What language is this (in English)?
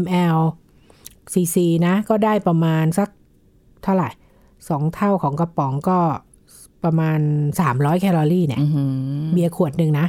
Thai